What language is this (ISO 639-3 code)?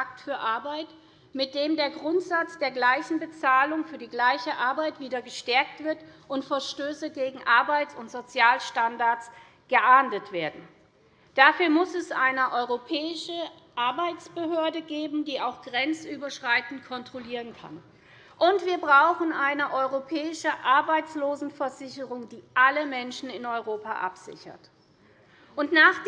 deu